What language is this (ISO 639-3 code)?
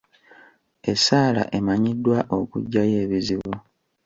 lug